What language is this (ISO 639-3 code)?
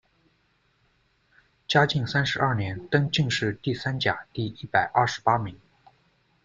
zho